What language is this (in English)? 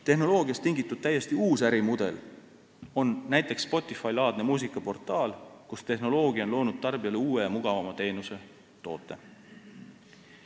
Estonian